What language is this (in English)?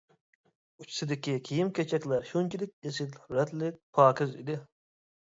Uyghur